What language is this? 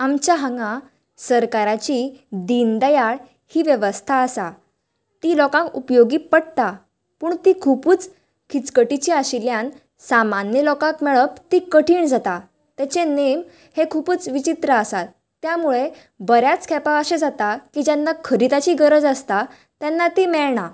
Konkani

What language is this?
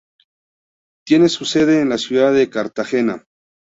Spanish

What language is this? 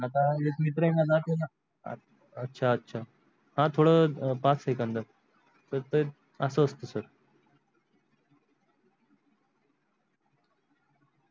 Marathi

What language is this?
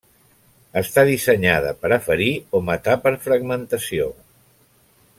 Catalan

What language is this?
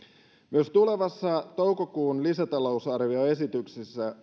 Finnish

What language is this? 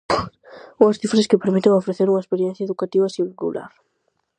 Galician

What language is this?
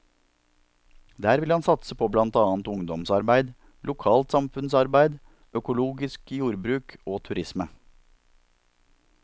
Norwegian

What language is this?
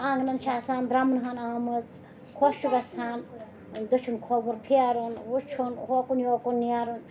Kashmiri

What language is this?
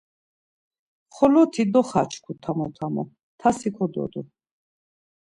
Laz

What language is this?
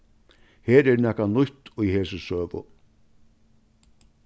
Faroese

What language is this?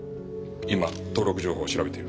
Japanese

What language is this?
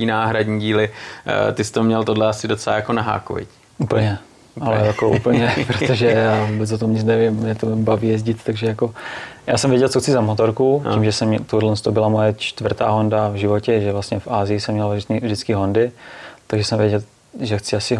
Czech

